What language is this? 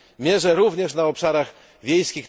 Polish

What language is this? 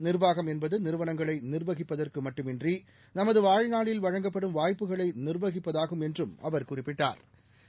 Tamil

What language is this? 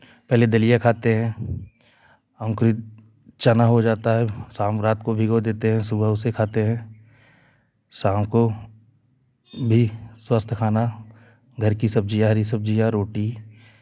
Hindi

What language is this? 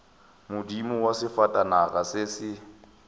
Northern Sotho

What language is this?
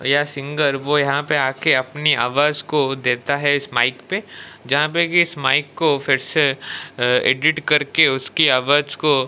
Hindi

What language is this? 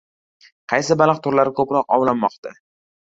Uzbek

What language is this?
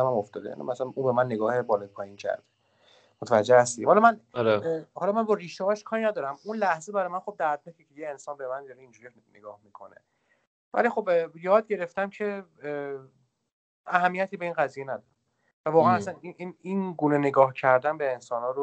Persian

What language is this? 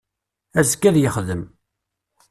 Kabyle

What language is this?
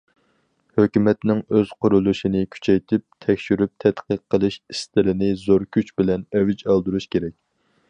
Uyghur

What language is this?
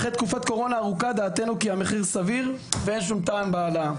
Hebrew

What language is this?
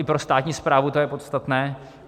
Czech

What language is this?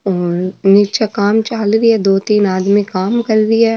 Marwari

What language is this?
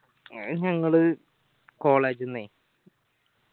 Malayalam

